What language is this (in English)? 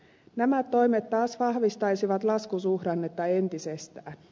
Finnish